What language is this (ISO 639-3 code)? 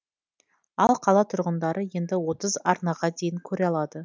kaz